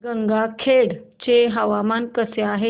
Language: Marathi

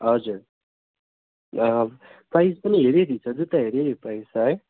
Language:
Nepali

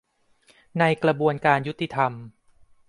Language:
Thai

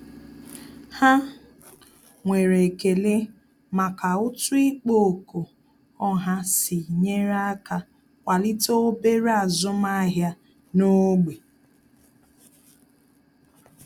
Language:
Igbo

